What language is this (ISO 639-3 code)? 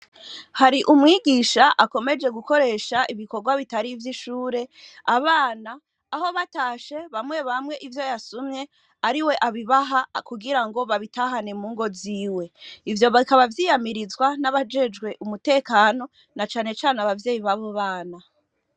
run